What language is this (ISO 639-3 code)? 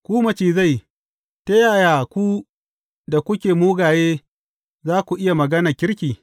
hau